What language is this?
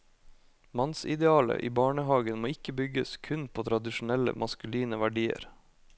Norwegian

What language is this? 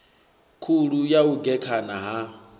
Venda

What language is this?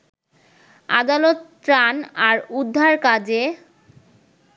Bangla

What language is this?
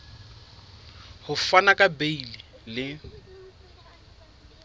Southern Sotho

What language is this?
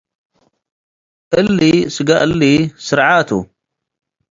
Tigre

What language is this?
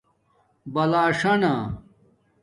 Domaaki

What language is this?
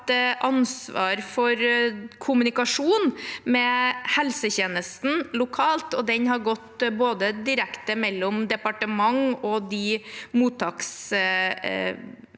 Norwegian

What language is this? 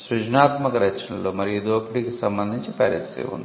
Telugu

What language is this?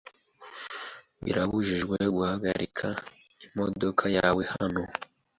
Kinyarwanda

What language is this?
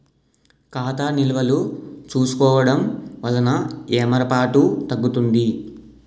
Telugu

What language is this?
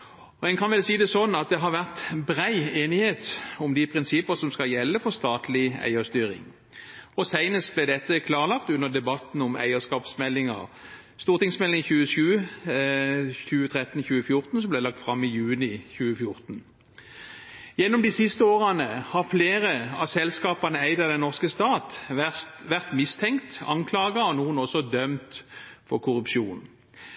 Norwegian Bokmål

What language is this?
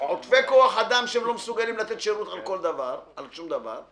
Hebrew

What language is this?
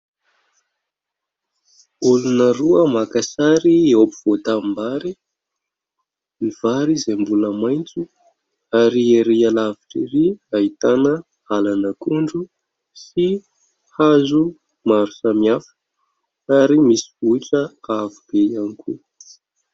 Malagasy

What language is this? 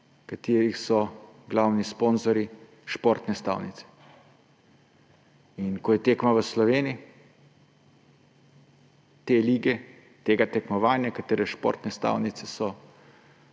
Slovenian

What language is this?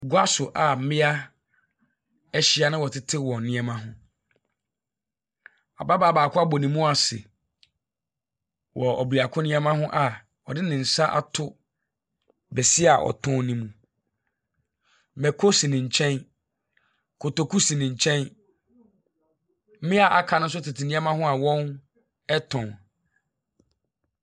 Akan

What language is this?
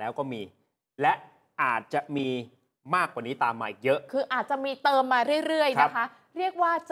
Thai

